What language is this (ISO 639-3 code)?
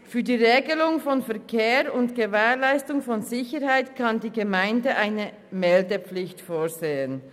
gsw